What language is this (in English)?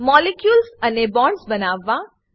Gujarati